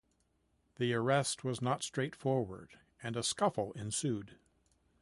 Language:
English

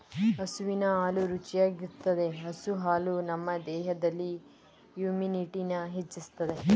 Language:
Kannada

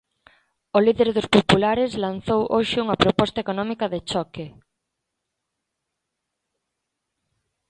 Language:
Galician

